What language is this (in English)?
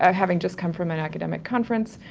English